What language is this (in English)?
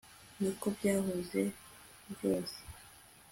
Kinyarwanda